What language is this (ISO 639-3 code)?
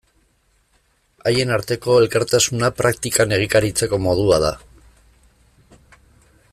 eus